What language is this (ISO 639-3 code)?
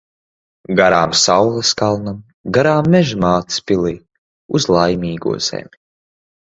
lav